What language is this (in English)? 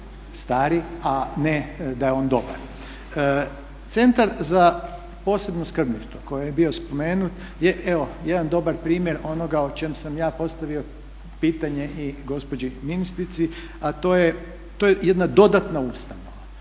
Croatian